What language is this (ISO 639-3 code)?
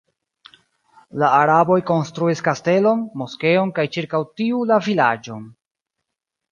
epo